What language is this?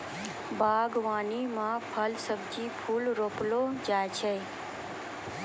Maithili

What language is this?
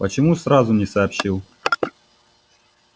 Russian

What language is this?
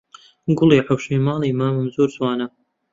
Central Kurdish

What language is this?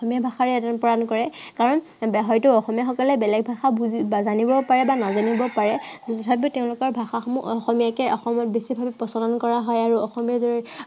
Assamese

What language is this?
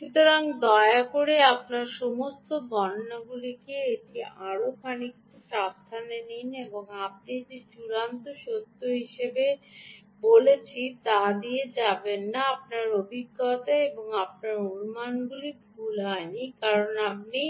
Bangla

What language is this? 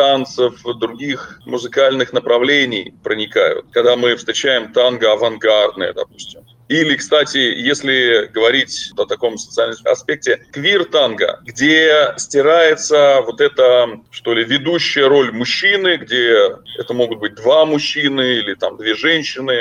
Russian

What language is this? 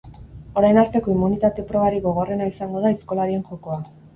Basque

